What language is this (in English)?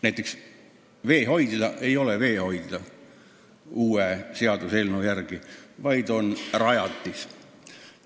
Estonian